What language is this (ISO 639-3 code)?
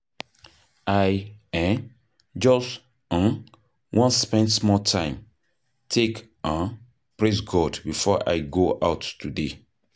pcm